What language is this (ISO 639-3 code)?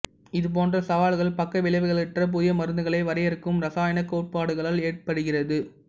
tam